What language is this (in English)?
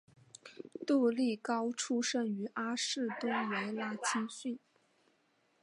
Chinese